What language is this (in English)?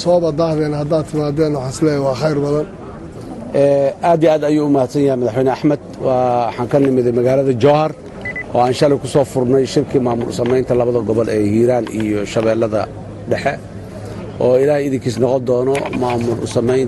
Arabic